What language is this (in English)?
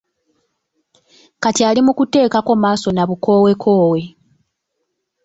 Ganda